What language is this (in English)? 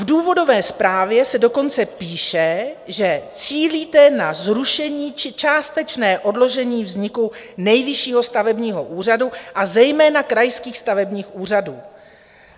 Czech